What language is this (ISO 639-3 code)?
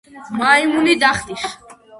kat